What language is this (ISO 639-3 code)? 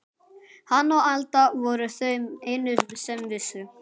isl